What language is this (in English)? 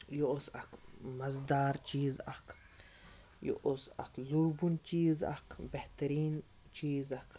Kashmiri